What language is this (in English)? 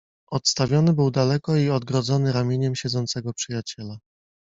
Polish